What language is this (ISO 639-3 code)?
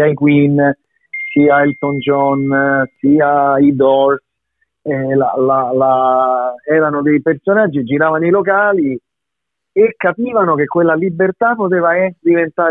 ita